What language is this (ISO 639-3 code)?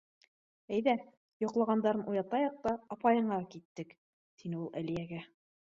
bak